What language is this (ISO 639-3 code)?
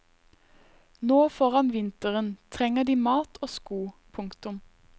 nor